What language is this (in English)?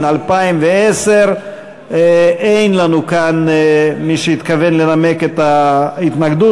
Hebrew